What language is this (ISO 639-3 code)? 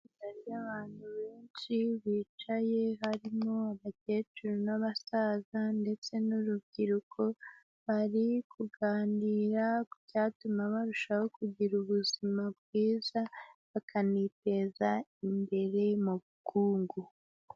kin